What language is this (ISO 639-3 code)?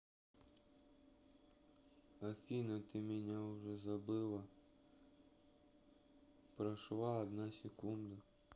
rus